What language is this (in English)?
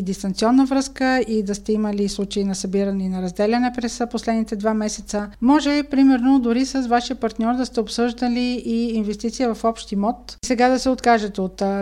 Bulgarian